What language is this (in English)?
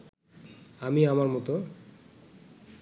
Bangla